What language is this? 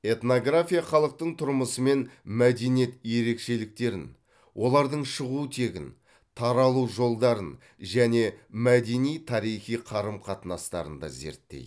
Kazakh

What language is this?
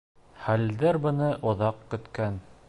Bashkir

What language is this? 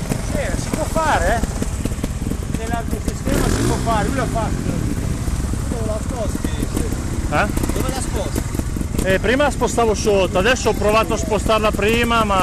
Italian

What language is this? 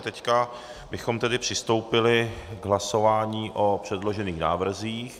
Czech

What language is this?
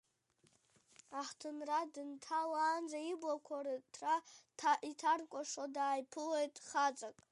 Abkhazian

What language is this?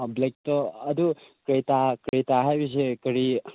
Manipuri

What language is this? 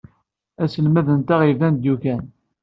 Kabyle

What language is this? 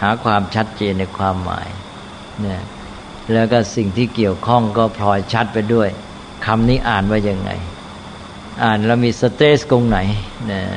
Thai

